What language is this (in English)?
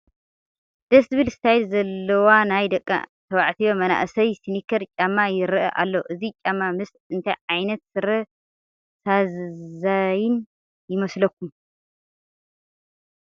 Tigrinya